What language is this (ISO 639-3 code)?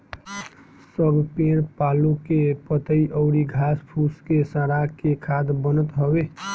bho